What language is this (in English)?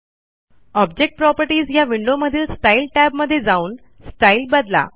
Marathi